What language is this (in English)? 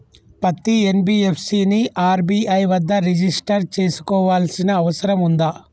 Telugu